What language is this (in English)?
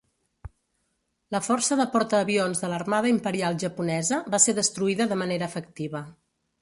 Catalan